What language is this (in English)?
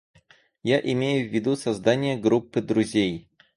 Russian